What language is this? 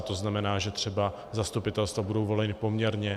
Czech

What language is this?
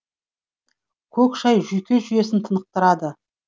Kazakh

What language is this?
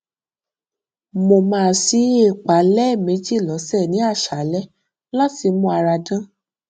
Yoruba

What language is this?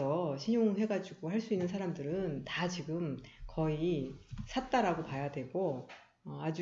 Korean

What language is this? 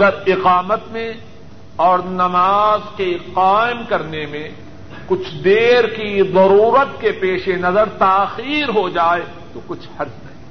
Urdu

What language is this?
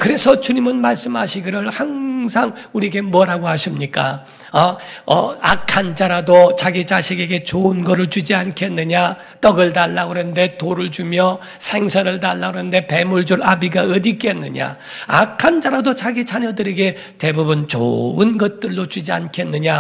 Korean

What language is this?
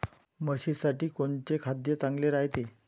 Marathi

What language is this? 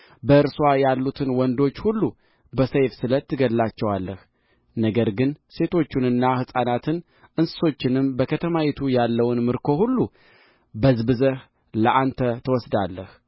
Amharic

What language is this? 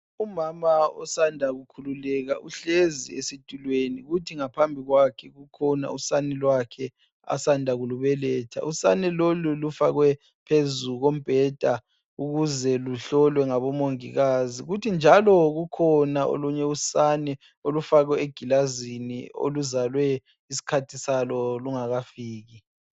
North Ndebele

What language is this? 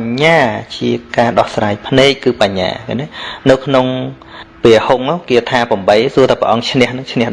Vietnamese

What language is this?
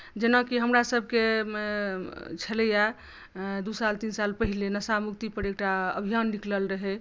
Maithili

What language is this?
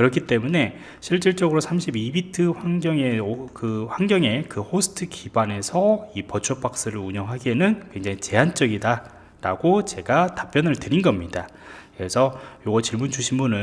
Korean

